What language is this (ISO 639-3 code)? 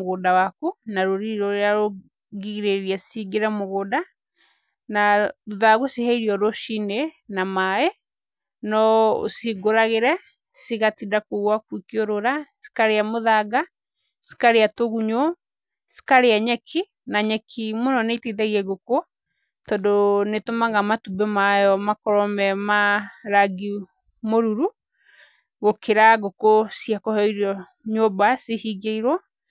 kik